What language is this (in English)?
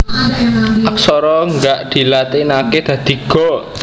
Javanese